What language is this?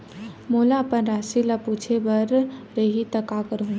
Chhattisgarhi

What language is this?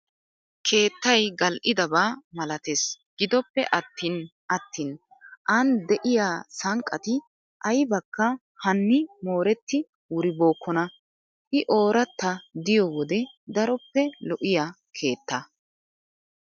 Wolaytta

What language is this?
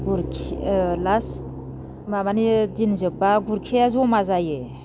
Bodo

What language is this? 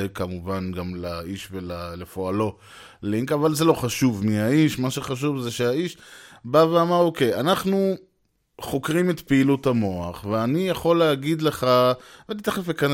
Hebrew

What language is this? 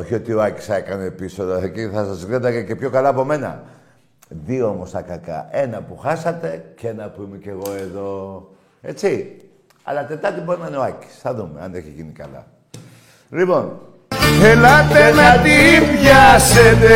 Greek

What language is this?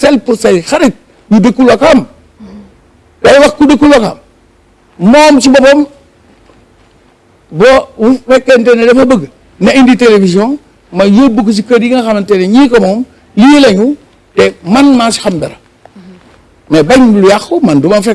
French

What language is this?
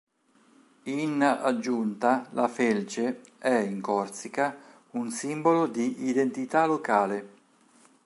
Italian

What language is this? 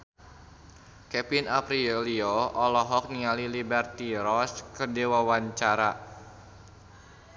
Sundanese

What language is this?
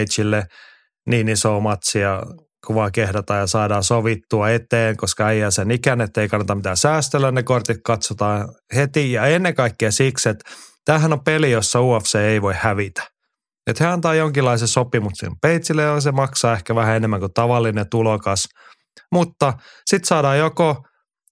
Finnish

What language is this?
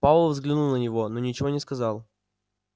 Russian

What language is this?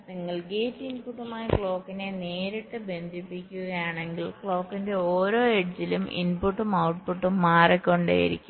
Malayalam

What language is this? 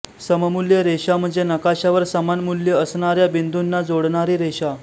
Marathi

